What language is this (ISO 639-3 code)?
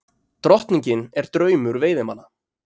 isl